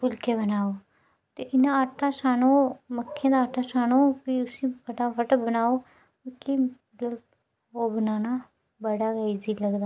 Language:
Dogri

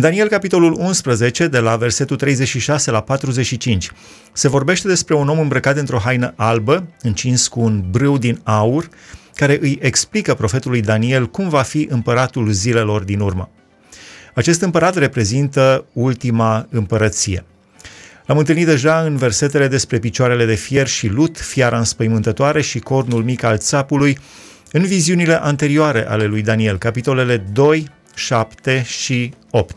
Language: Romanian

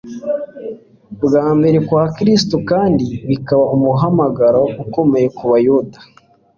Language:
Kinyarwanda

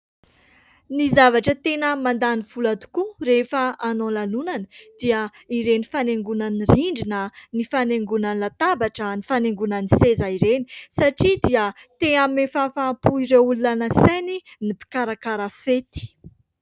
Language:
Malagasy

